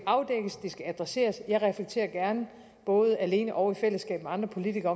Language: Danish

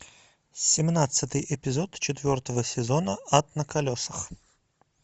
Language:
Russian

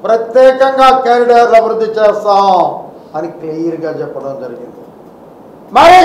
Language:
Telugu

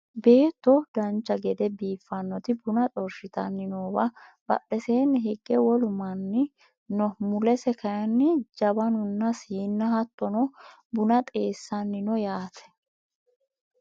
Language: Sidamo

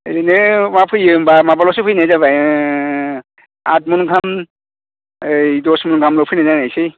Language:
Bodo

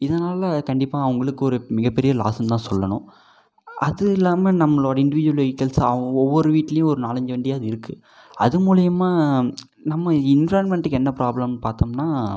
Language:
Tamil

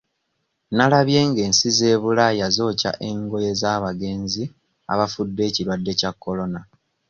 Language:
Ganda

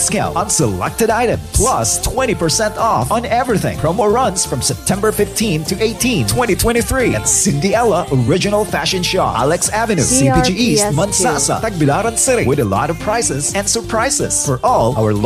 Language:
English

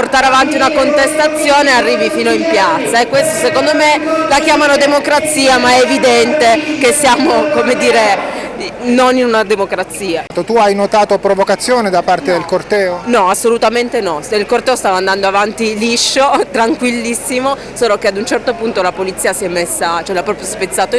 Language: Italian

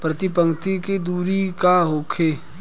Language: Bhojpuri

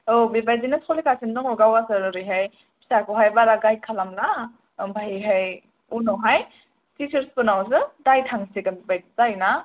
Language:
Bodo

